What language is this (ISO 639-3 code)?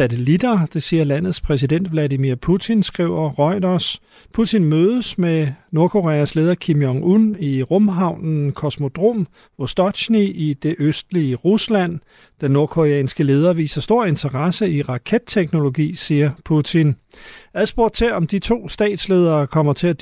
dan